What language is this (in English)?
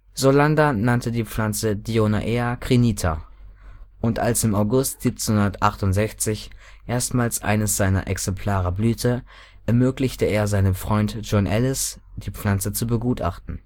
German